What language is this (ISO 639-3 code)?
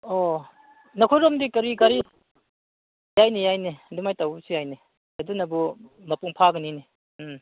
mni